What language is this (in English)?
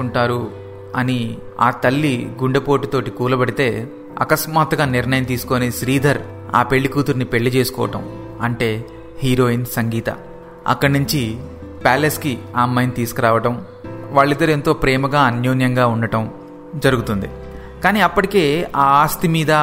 Telugu